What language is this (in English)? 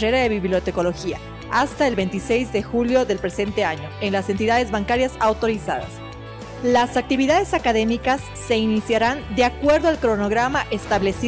Spanish